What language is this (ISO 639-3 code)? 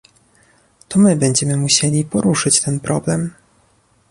pol